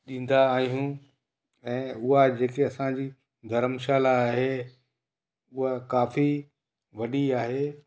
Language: Sindhi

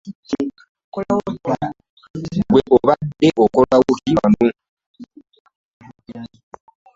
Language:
Ganda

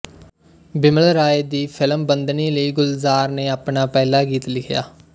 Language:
Punjabi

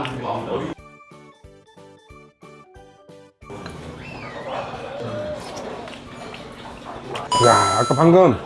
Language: Korean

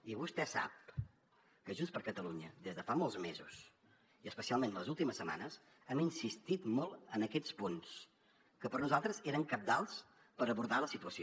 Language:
Catalan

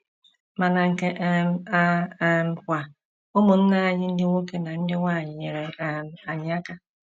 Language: Igbo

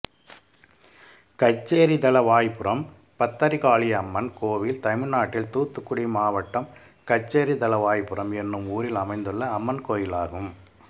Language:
Tamil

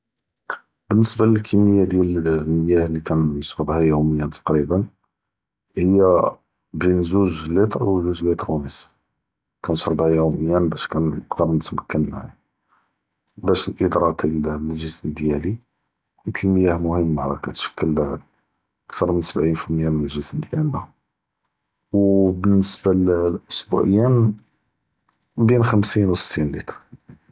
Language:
Judeo-Arabic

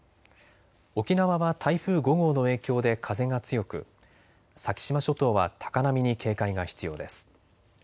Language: Japanese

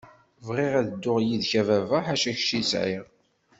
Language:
Kabyle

